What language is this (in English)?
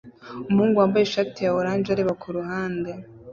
Kinyarwanda